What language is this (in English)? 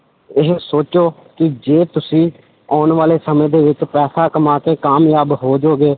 Punjabi